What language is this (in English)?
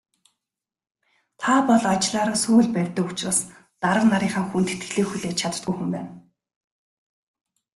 Mongolian